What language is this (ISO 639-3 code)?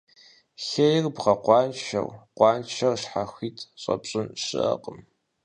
kbd